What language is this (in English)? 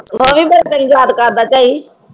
Punjabi